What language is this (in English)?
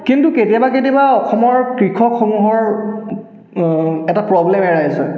Assamese